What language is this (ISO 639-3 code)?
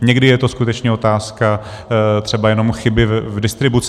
ces